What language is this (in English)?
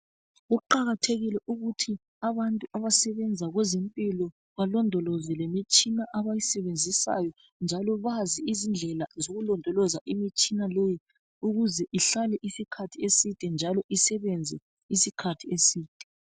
North Ndebele